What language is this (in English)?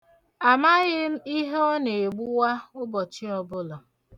Igbo